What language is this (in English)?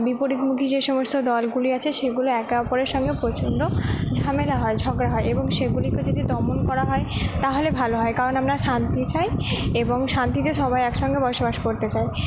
Bangla